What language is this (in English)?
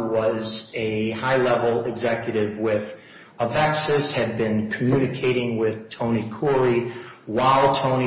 English